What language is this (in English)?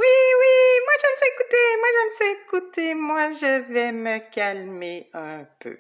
French